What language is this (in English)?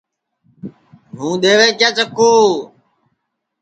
Sansi